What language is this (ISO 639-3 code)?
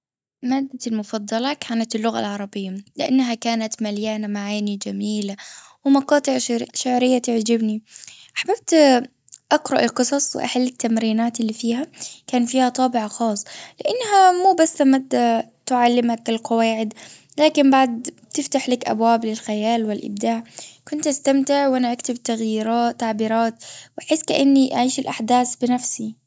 afb